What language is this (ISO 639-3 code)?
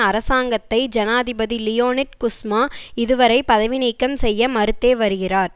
tam